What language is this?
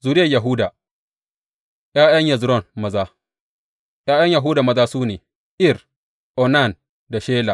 Hausa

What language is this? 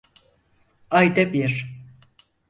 Turkish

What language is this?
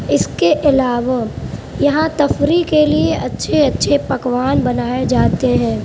Urdu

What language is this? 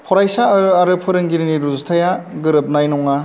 Bodo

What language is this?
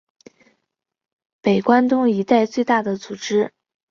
Chinese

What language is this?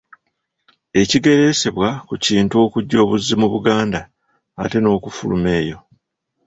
Ganda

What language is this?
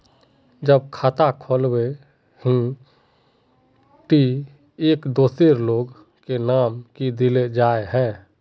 Magahi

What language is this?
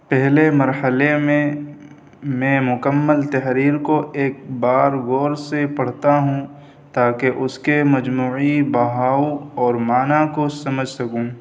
Urdu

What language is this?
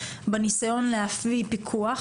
Hebrew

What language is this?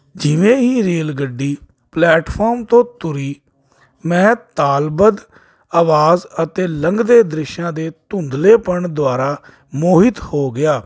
Punjabi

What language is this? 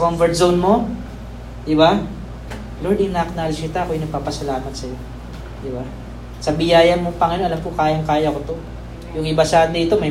Filipino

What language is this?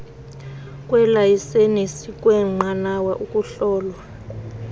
Xhosa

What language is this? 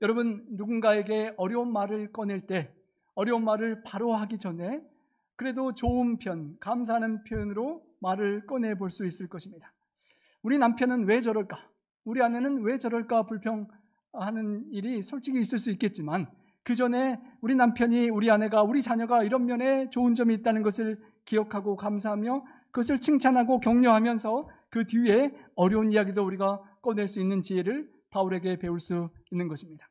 Korean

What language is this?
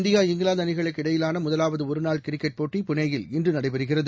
Tamil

